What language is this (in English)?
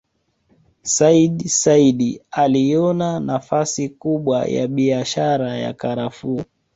Swahili